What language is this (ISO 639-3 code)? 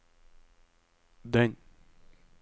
nor